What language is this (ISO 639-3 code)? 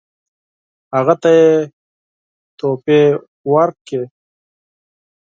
pus